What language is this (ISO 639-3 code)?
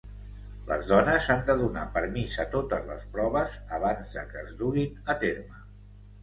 cat